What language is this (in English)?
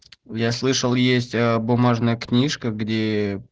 Russian